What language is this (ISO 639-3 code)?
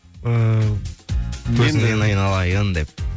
kaz